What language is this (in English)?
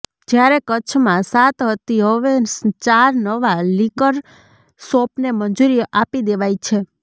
Gujarati